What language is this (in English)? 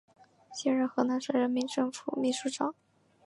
Chinese